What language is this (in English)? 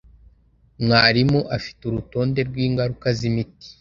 Kinyarwanda